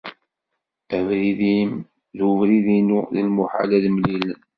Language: Kabyle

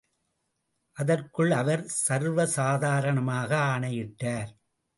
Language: Tamil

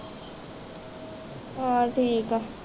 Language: Punjabi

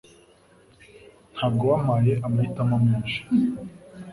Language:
Kinyarwanda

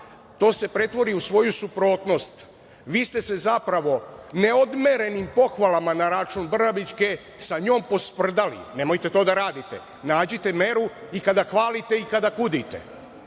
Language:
Serbian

